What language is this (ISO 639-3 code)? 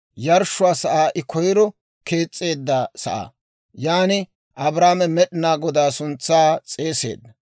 dwr